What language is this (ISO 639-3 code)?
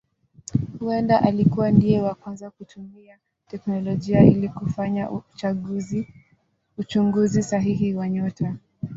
swa